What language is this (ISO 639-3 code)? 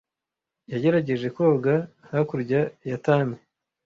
kin